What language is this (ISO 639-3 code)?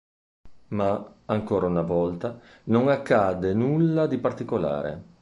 ita